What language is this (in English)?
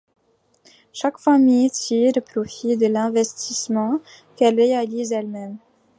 French